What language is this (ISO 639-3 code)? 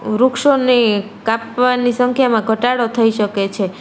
guj